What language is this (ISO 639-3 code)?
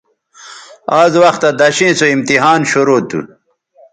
btv